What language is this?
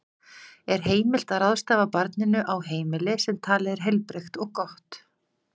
Icelandic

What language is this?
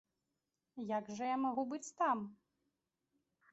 Belarusian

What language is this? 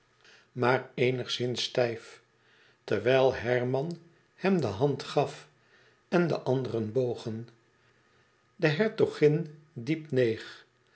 Dutch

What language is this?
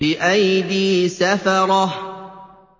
Arabic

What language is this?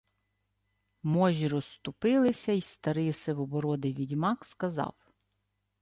Ukrainian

